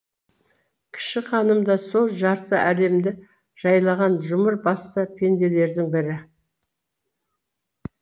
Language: Kazakh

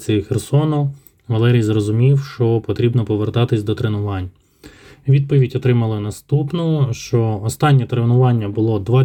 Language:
Ukrainian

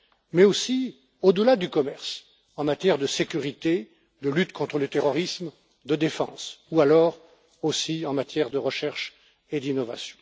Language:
French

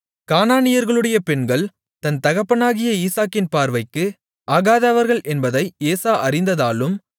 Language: Tamil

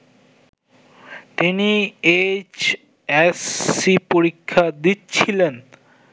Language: Bangla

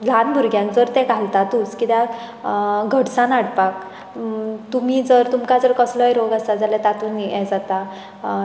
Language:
Konkani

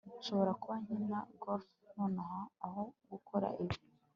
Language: Kinyarwanda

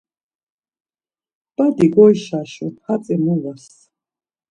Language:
Laz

